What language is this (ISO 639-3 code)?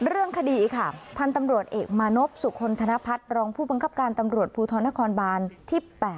tha